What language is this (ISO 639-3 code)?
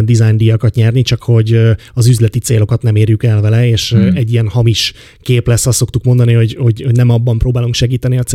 hun